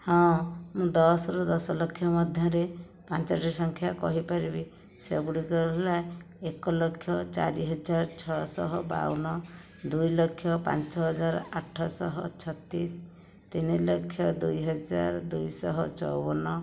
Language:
Odia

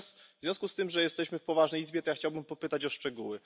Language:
Polish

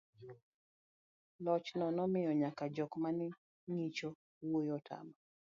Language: Luo (Kenya and Tanzania)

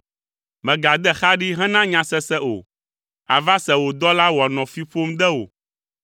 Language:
Ewe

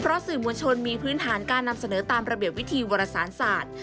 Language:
Thai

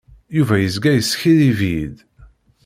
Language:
Kabyle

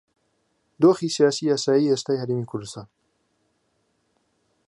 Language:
Central Kurdish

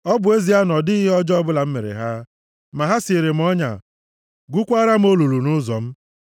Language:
Igbo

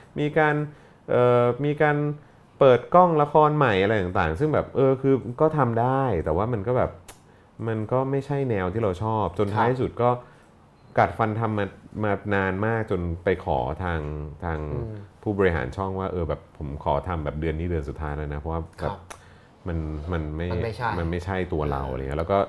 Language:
Thai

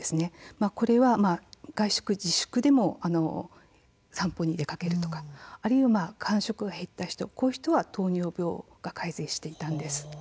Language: Japanese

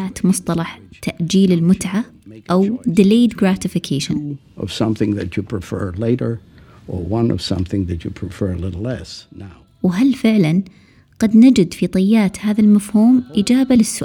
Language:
Arabic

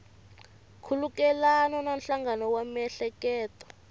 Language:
Tsonga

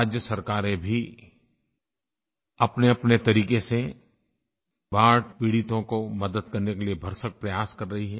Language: Hindi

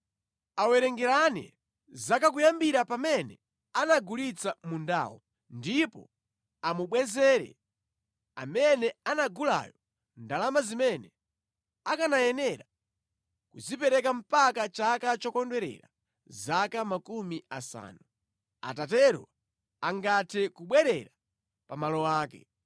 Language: Nyanja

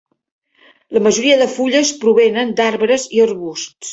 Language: Catalan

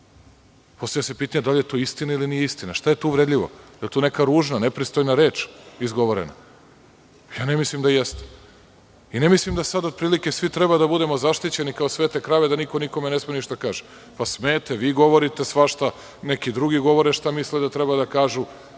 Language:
Serbian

